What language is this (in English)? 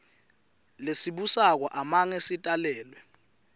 Swati